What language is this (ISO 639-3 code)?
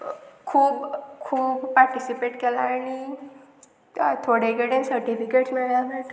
kok